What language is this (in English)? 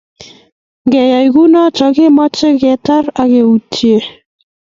Kalenjin